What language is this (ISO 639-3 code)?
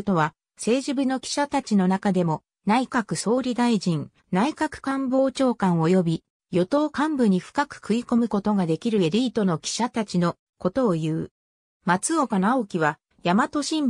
jpn